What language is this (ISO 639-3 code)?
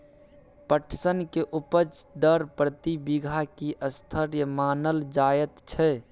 mai